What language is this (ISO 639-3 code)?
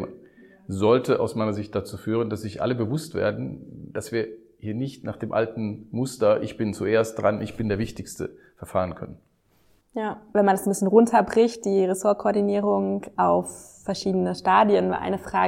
deu